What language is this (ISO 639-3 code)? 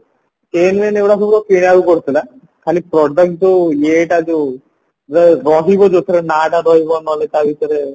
ori